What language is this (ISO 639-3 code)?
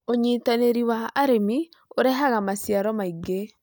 kik